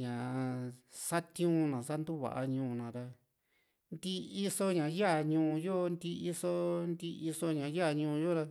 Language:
Juxtlahuaca Mixtec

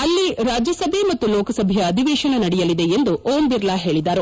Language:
Kannada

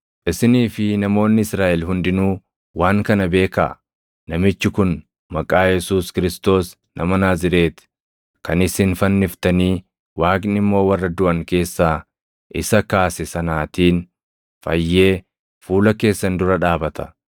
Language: Oromo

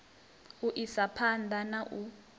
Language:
Venda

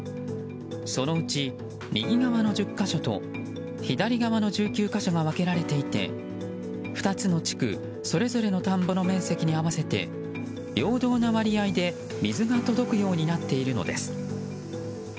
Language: Japanese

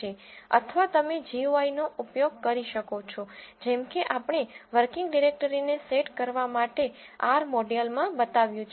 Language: Gujarati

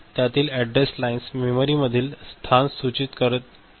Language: Marathi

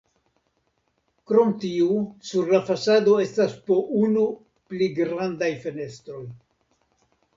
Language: Esperanto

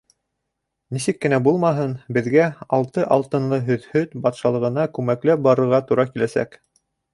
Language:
Bashkir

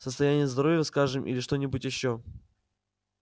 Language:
Russian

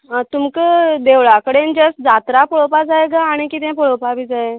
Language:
Konkani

